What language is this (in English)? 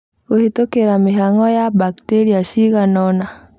Kikuyu